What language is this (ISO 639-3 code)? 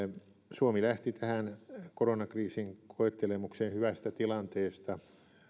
fin